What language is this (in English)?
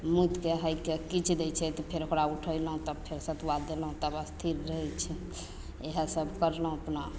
Maithili